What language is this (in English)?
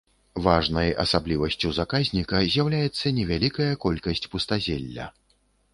Belarusian